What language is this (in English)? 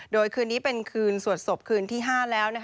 Thai